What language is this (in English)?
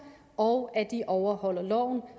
Danish